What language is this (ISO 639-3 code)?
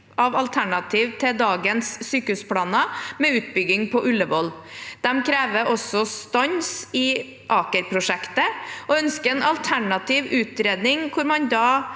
nor